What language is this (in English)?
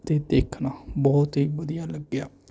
Punjabi